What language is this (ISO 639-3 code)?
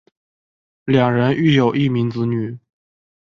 zho